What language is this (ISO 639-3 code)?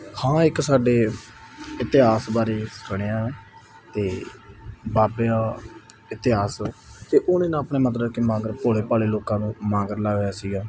pan